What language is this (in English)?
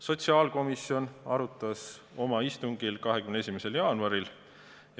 Estonian